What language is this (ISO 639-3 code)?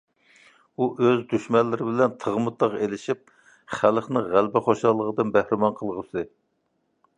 uig